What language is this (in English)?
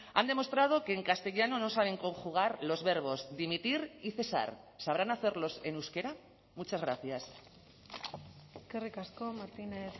Spanish